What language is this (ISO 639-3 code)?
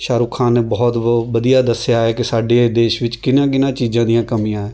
pan